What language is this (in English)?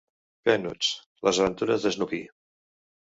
Catalan